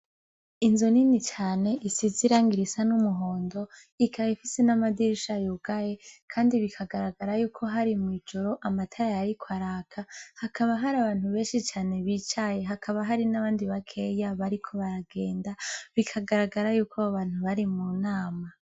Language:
Rundi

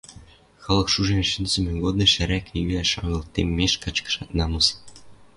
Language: Western Mari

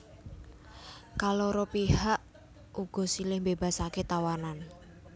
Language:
Javanese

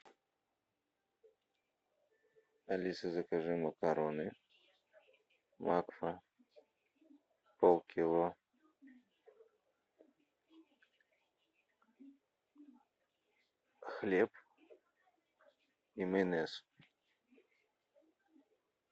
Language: Russian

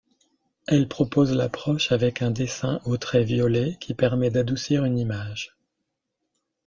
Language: French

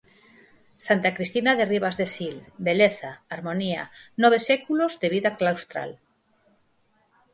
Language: Galician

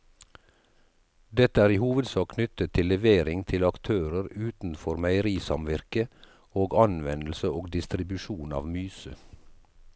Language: Norwegian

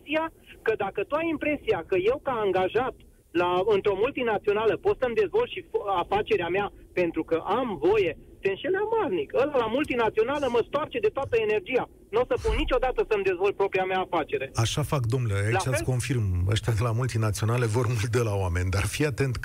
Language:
Romanian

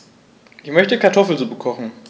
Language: German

